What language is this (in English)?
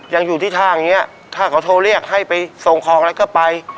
Thai